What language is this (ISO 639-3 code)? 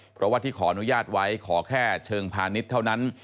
tha